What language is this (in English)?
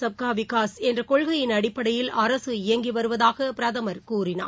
Tamil